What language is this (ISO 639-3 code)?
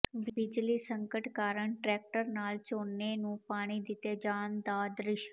pan